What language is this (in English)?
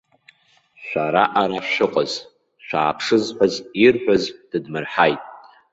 Abkhazian